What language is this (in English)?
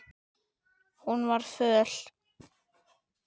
Icelandic